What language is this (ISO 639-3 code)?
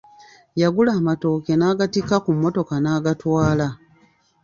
lug